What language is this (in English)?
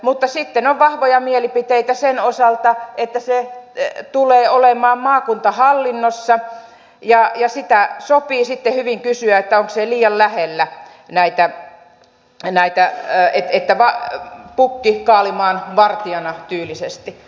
Finnish